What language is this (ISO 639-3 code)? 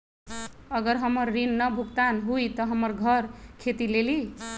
mag